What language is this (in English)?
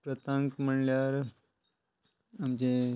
Konkani